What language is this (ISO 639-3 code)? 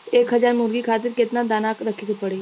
bho